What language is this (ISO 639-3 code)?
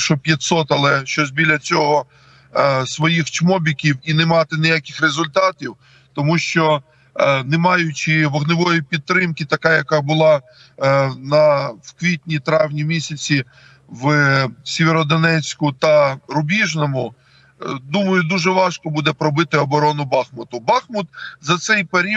ukr